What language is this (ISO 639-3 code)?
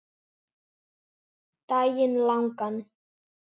isl